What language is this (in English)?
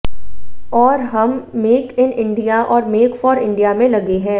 Hindi